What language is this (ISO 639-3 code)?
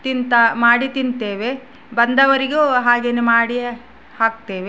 kan